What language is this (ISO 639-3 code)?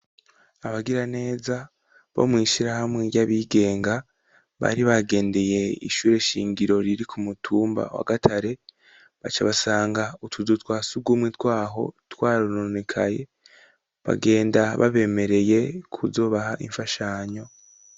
run